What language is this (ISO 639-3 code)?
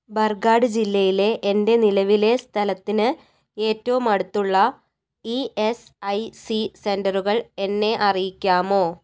mal